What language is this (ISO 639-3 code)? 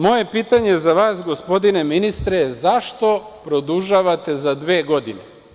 srp